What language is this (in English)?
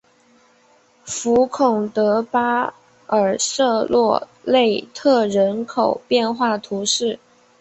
Chinese